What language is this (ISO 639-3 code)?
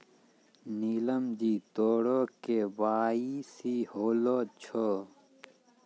mai